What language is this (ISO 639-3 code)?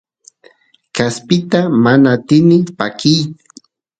qus